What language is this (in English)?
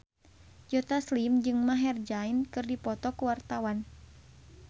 Sundanese